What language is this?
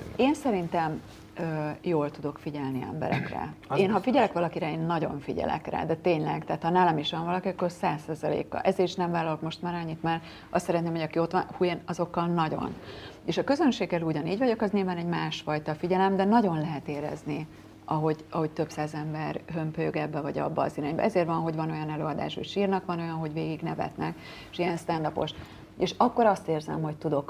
Hungarian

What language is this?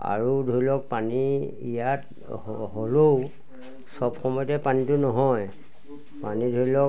Assamese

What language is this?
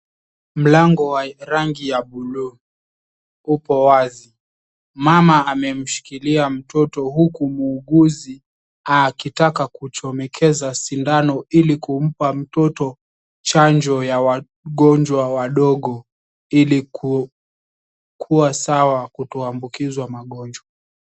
Swahili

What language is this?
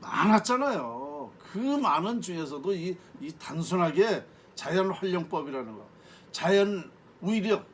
Korean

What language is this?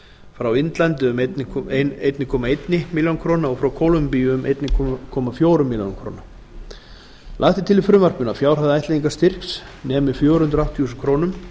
Icelandic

